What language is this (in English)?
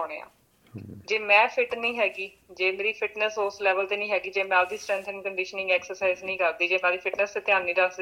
Punjabi